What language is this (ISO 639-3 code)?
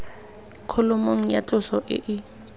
tsn